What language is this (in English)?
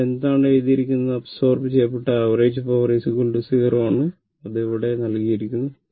Malayalam